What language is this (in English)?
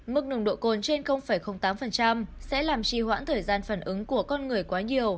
Vietnamese